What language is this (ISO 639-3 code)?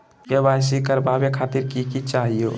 mag